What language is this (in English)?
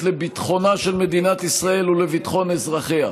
Hebrew